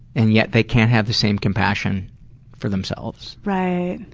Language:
English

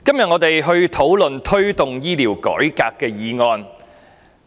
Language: Cantonese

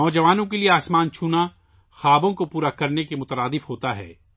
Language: Urdu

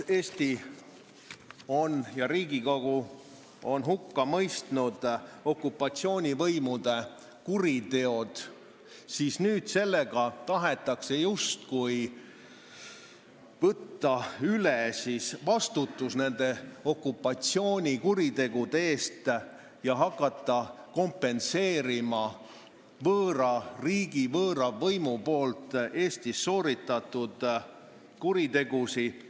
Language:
Estonian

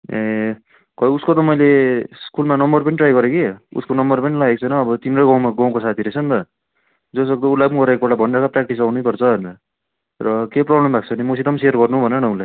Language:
Nepali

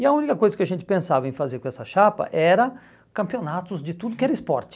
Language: Portuguese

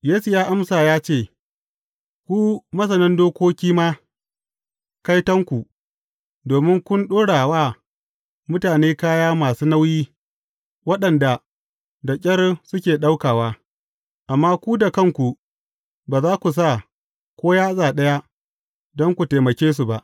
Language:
Hausa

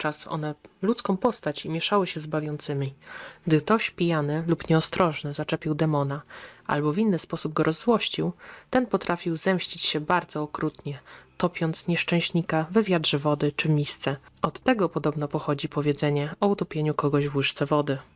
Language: Polish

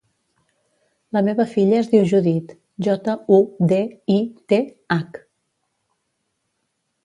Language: Catalan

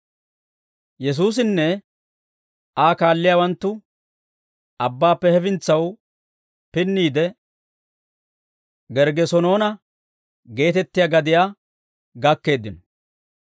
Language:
Dawro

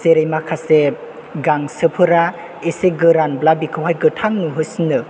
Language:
Bodo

